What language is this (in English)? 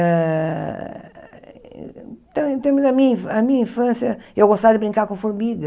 Portuguese